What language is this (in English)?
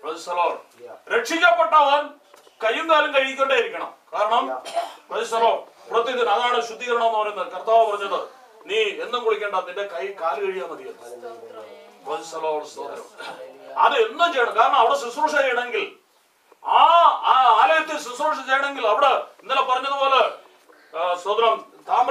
Turkish